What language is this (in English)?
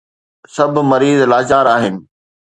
Sindhi